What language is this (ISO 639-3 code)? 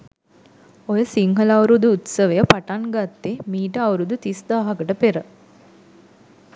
sin